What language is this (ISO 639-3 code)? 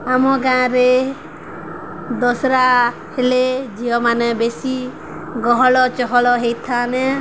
ori